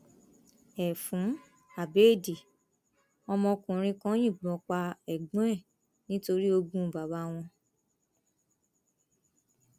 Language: Yoruba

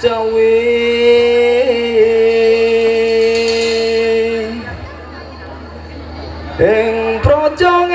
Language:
Indonesian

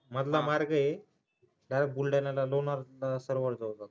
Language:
Marathi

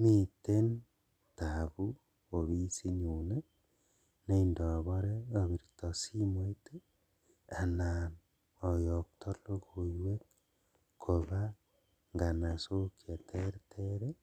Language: Kalenjin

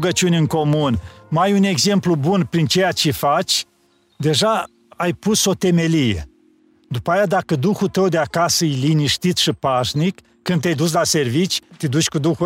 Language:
Romanian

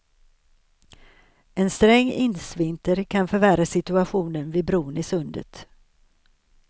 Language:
Swedish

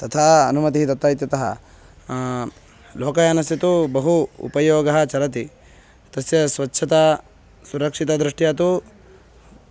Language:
Sanskrit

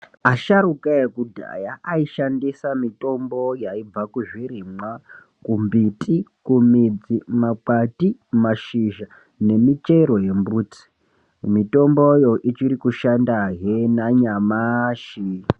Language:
Ndau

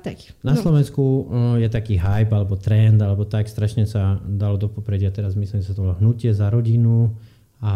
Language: Slovak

